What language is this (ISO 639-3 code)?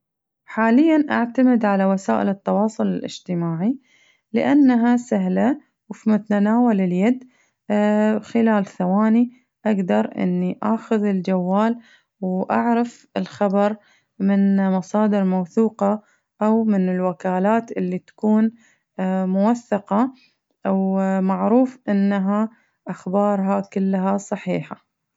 ars